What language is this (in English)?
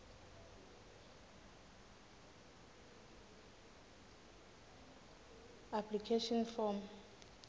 Swati